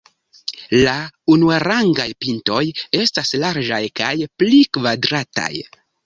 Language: Esperanto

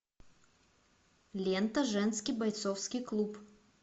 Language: Russian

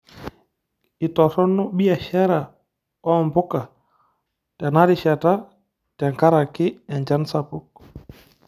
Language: Masai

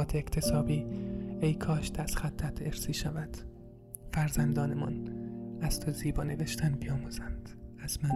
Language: Persian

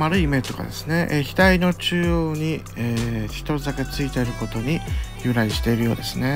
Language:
Japanese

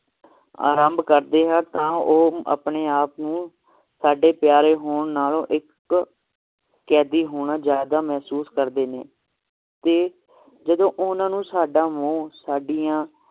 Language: Punjabi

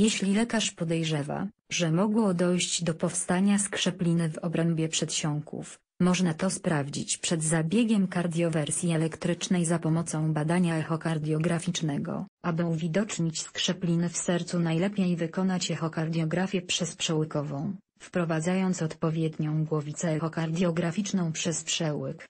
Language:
Polish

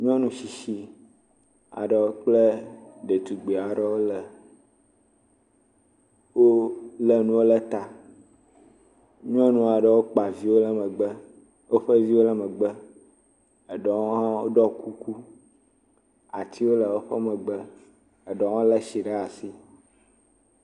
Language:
Ewe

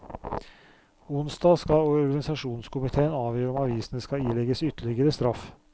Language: Norwegian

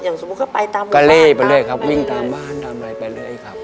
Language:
Thai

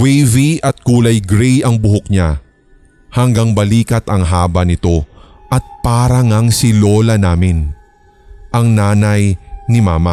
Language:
Filipino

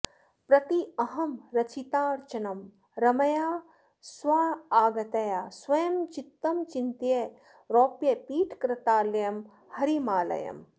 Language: Sanskrit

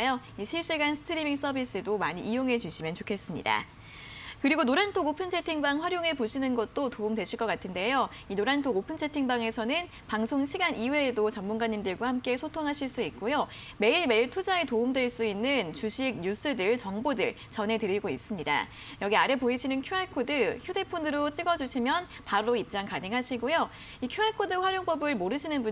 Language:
Korean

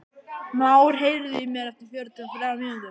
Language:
Icelandic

